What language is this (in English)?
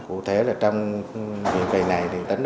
Vietnamese